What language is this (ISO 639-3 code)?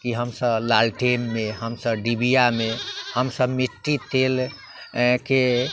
mai